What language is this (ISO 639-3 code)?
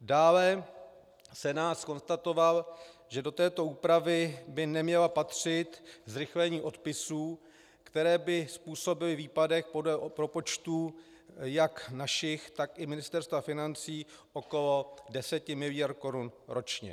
ces